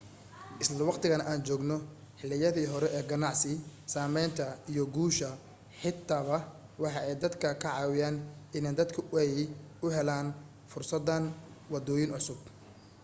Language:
Somali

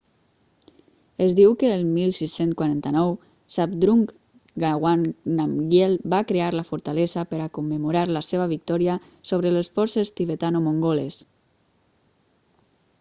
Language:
Catalan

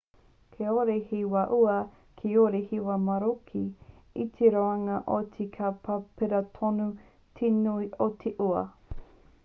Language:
Māori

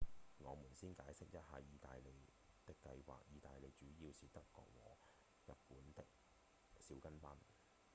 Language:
Cantonese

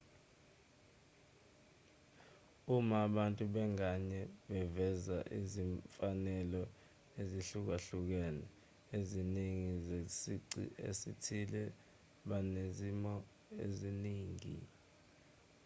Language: Zulu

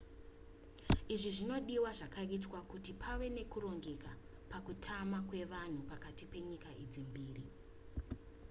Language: Shona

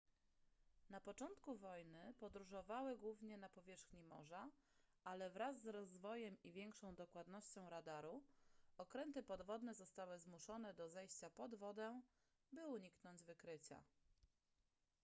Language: Polish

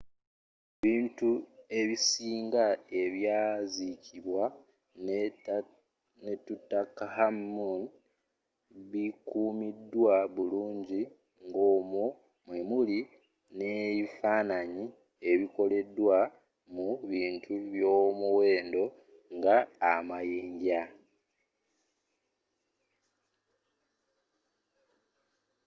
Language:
Ganda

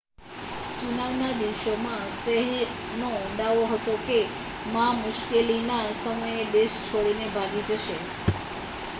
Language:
Gujarati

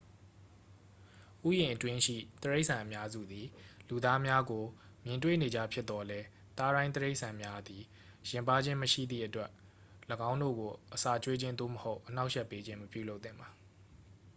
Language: Burmese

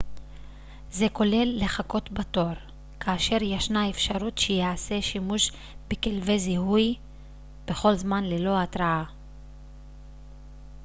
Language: Hebrew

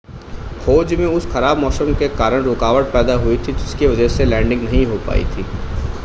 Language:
Hindi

